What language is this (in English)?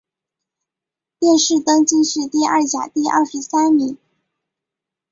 Chinese